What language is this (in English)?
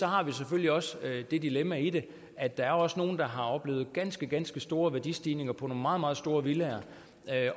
Danish